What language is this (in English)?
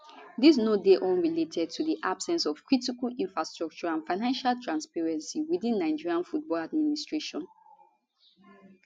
Nigerian Pidgin